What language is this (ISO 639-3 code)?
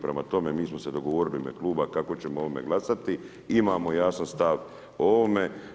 hrv